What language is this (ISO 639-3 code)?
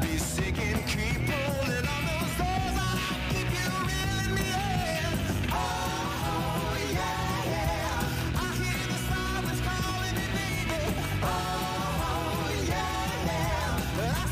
pol